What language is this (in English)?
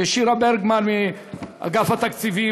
Hebrew